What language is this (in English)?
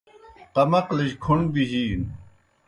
Kohistani Shina